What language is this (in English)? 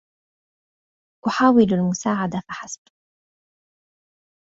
Arabic